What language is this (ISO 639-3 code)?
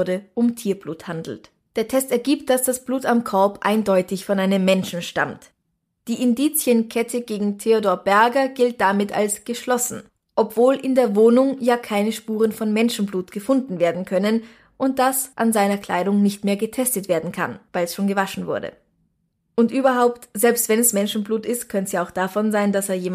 deu